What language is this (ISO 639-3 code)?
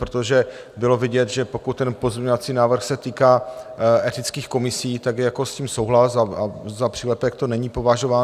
ces